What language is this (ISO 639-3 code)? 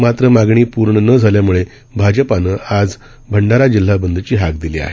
mar